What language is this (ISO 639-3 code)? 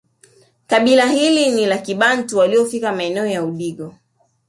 swa